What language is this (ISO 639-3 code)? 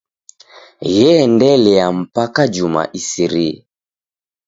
dav